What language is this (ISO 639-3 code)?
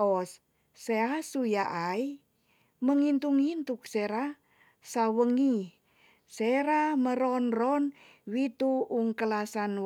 txs